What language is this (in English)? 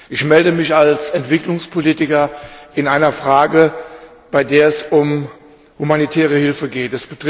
German